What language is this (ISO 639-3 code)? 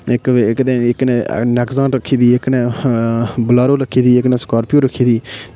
doi